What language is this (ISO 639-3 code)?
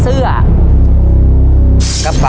tha